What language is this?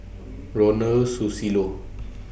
English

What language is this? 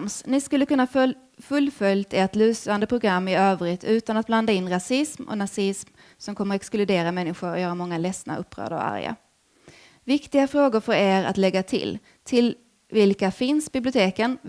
Swedish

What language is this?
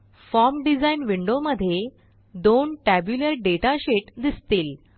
Marathi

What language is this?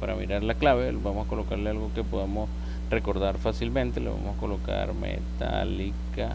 Spanish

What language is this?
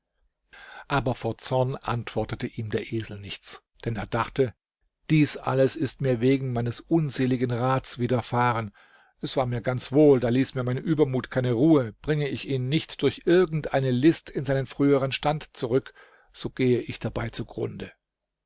German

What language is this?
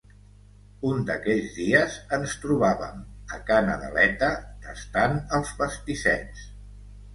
Catalan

